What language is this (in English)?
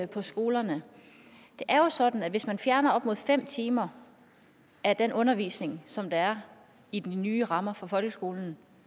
Danish